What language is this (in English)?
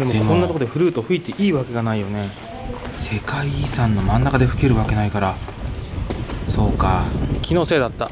Japanese